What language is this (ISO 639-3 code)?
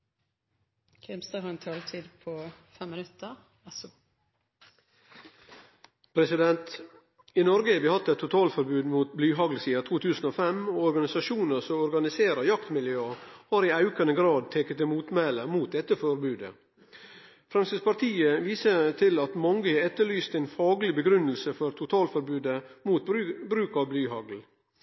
nno